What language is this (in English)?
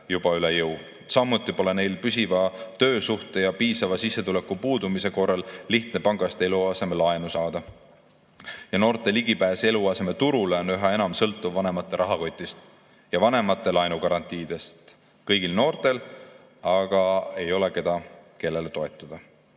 Estonian